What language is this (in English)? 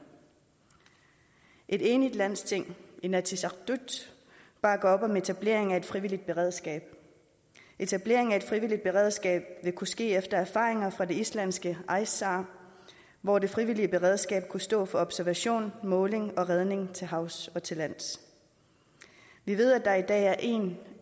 Danish